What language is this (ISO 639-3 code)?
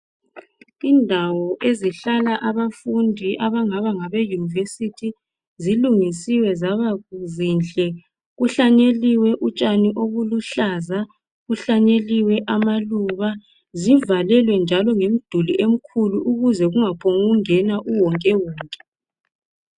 nde